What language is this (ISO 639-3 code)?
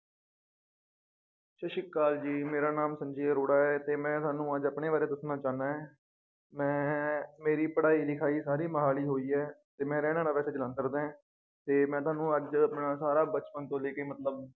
pan